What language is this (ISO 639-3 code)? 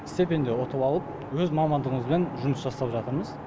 kaz